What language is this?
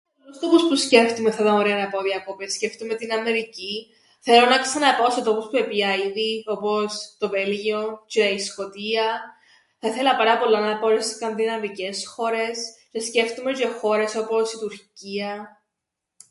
Greek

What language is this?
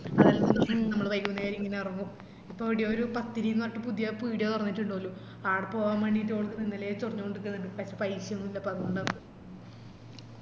Malayalam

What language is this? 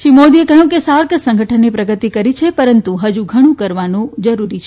Gujarati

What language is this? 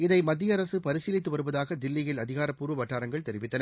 Tamil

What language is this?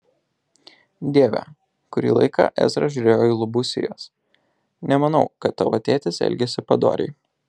Lithuanian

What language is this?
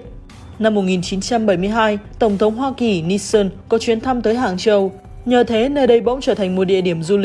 Vietnamese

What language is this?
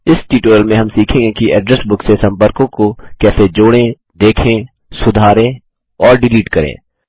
Hindi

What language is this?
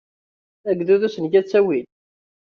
Kabyle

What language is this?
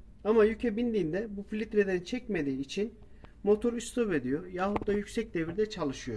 Turkish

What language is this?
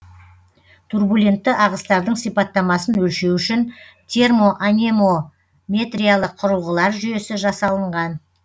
Kazakh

